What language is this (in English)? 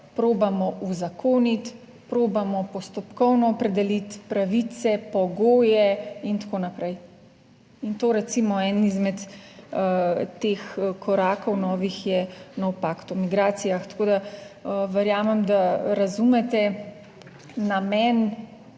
Slovenian